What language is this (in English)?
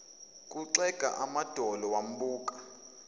Zulu